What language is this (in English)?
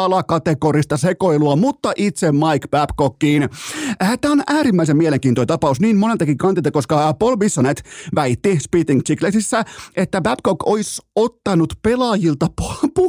Finnish